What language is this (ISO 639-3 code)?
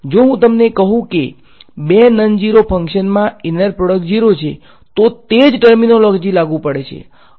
guj